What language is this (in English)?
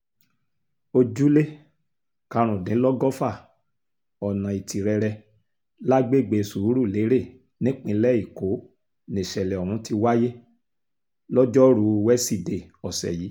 Yoruba